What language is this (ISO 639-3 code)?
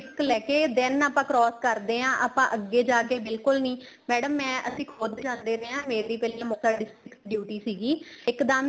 pan